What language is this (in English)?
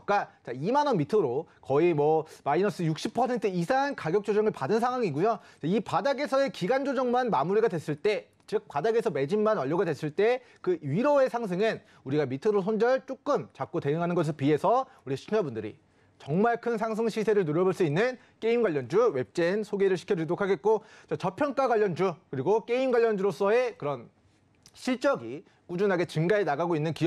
Korean